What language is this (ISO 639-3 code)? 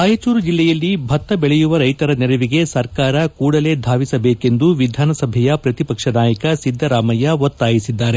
kan